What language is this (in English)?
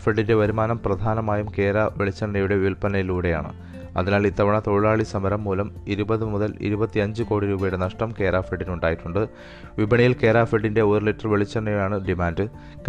Malayalam